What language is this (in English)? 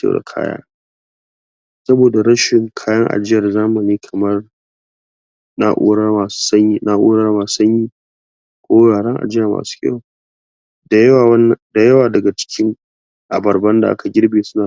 Hausa